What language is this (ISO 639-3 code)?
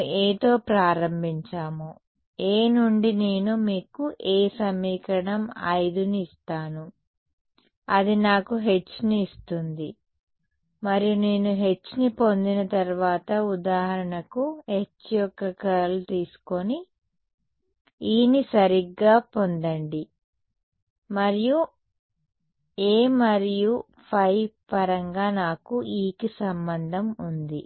tel